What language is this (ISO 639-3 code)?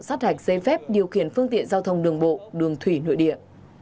vie